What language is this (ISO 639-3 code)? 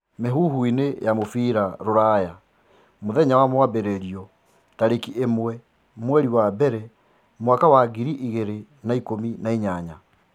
kik